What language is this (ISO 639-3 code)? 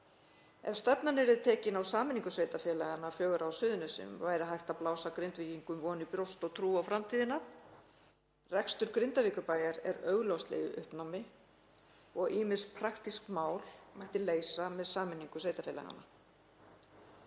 isl